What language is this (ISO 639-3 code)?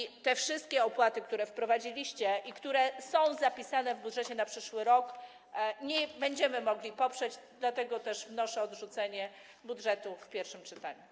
pol